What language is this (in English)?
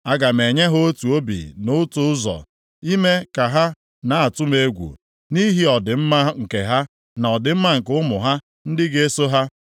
Igbo